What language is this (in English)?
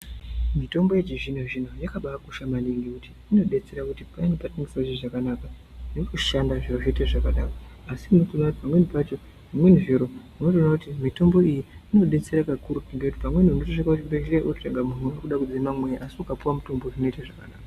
Ndau